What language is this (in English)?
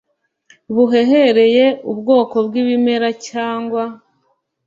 Kinyarwanda